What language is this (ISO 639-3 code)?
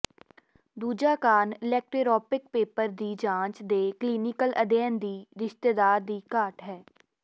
pan